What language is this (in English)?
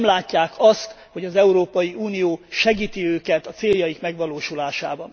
Hungarian